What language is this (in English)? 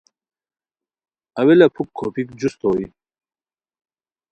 Khowar